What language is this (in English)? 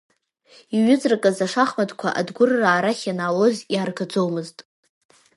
Abkhazian